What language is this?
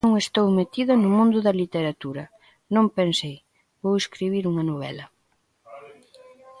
Galician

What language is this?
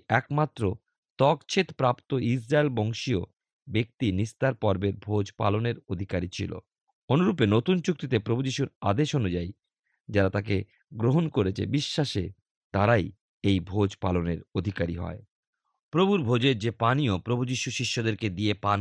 Bangla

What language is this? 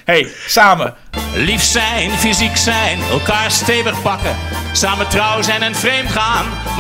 Dutch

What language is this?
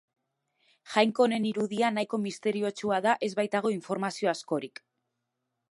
Basque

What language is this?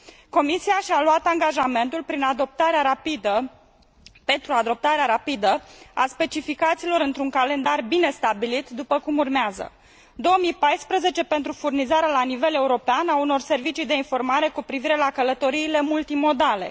Romanian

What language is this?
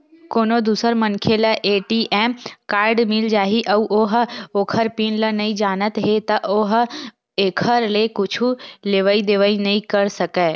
Chhattisgarhi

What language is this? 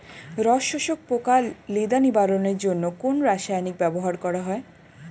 Bangla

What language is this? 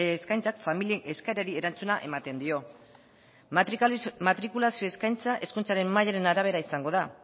Basque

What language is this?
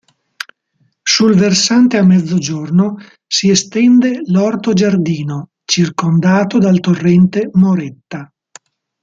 Italian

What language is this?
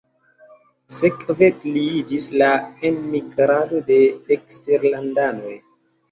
Esperanto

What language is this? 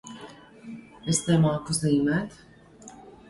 Latvian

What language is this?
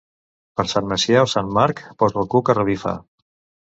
Catalan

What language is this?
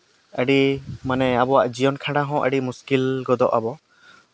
Santali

